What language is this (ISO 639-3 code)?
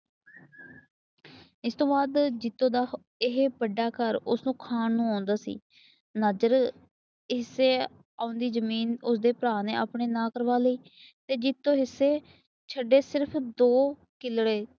pan